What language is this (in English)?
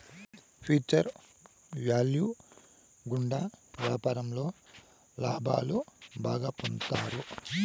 Telugu